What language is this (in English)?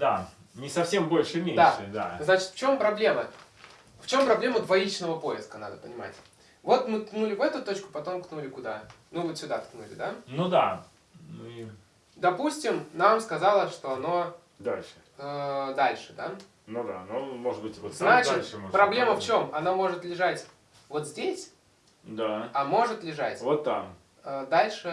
Russian